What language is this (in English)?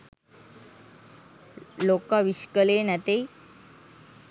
Sinhala